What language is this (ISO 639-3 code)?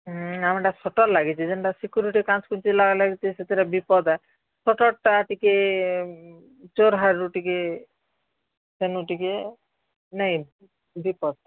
ori